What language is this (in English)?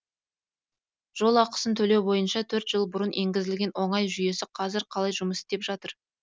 Kazakh